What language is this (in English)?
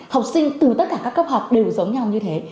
Vietnamese